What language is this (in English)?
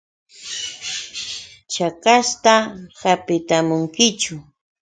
Yauyos Quechua